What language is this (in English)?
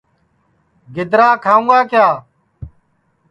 Sansi